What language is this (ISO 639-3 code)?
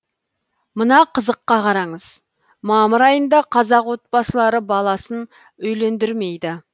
kaz